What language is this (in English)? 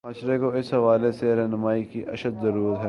Urdu